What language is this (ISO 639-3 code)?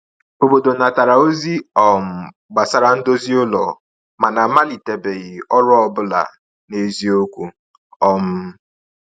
ibo